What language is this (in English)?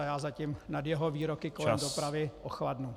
Czech